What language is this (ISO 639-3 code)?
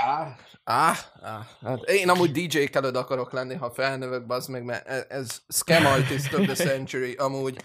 hun